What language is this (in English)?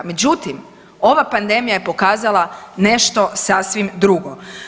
Croatian